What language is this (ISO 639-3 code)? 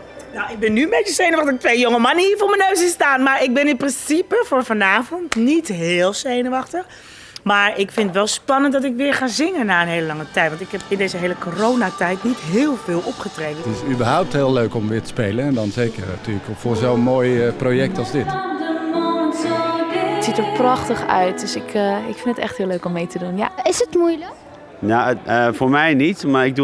nld